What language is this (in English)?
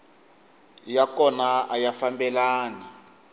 Tsonga